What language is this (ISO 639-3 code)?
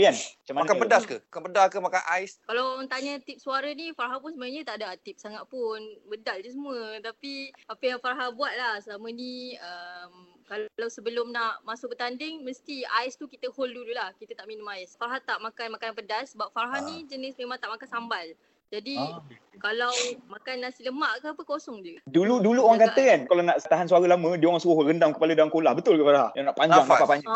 msa